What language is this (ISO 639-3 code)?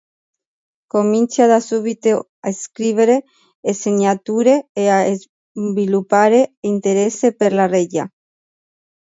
ita